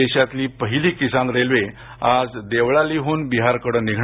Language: Marathi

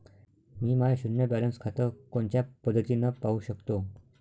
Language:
Marathi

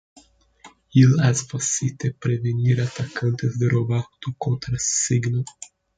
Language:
Interlingua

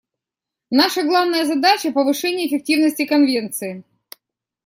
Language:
Russian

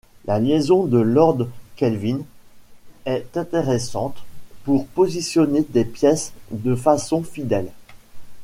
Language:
French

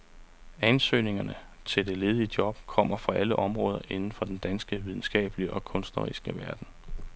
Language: Danish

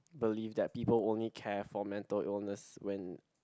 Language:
English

